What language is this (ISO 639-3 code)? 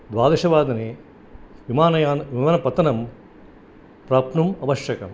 san